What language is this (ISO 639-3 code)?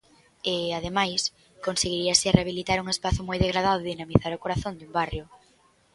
glg